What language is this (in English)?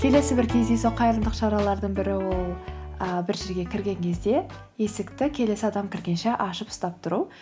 Kazakh